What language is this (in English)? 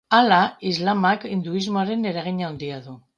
Basque